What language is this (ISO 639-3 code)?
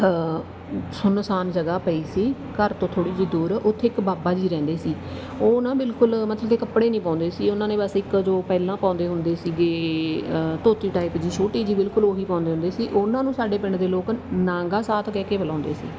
pan